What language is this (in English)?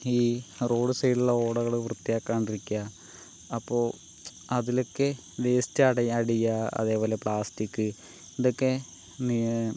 Malayalam